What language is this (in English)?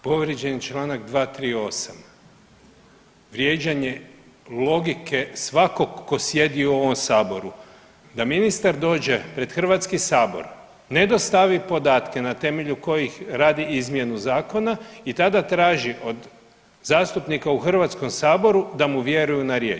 Croatian